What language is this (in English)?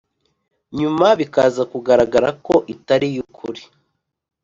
Kinyarwanda